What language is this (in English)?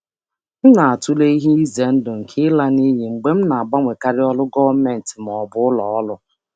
Igbo